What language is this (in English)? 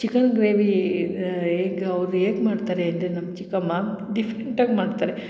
Kannada